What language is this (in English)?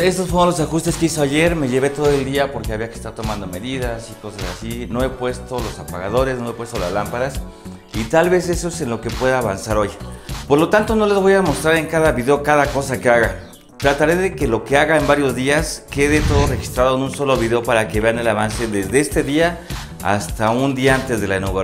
Spanish